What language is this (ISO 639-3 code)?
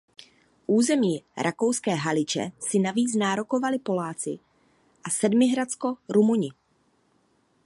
ces